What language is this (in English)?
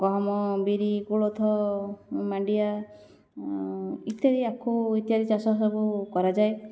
Odia